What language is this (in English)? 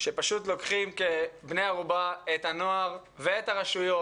Hebrew